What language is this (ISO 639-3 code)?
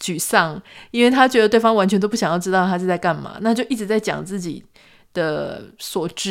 zho